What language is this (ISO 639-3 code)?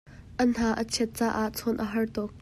cnh